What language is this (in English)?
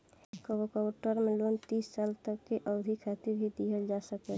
Bhojpuri